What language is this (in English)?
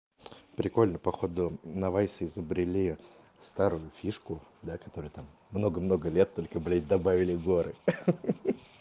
Russian